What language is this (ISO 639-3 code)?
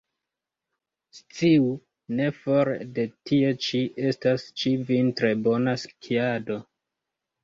epo